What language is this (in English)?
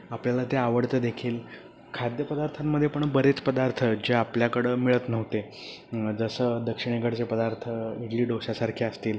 Marathi